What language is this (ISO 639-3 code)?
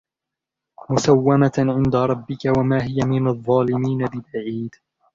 ara